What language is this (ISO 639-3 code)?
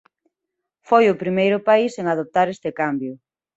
glg